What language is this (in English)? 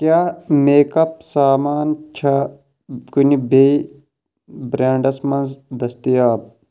Kashmiri